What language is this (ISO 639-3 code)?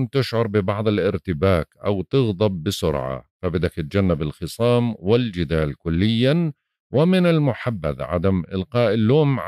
ara